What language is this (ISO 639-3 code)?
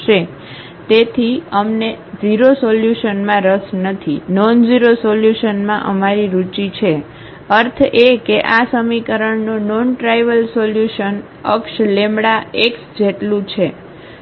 guj